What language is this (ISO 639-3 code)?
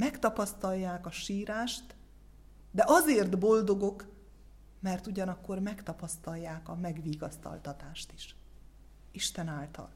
hun